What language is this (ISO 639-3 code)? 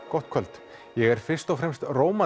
isl